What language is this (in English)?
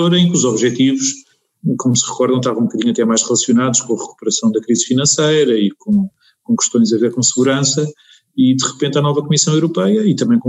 Portuguese